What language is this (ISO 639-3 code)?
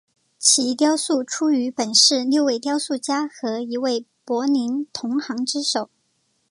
zho